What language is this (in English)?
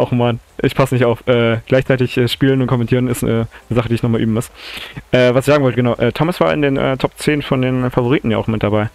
German